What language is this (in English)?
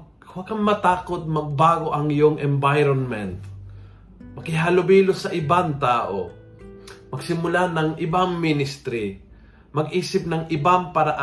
Filipino